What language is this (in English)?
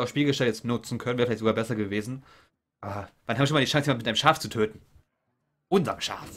German